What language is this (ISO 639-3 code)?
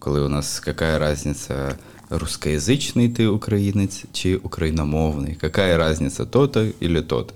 ukr